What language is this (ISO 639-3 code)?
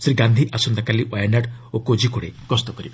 ori